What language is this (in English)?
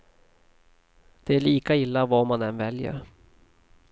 Swedish